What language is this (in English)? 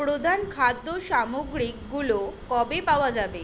Bangla